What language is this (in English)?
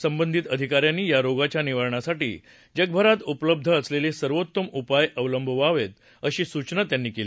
Marathi